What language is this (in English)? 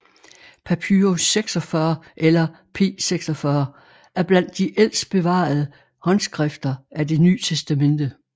Danish